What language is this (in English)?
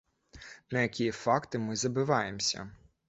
Belarusian